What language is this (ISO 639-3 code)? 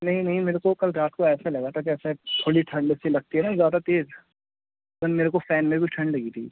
urd